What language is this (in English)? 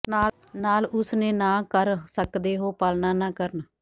Punjabi